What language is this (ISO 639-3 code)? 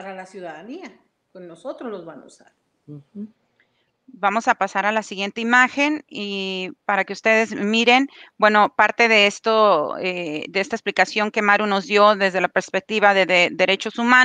spa